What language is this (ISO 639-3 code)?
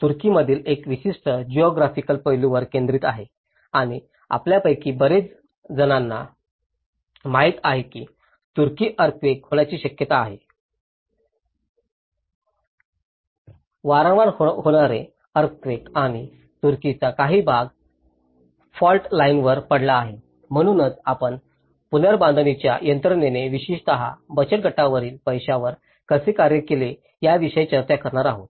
mar